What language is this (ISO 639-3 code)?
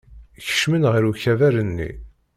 kab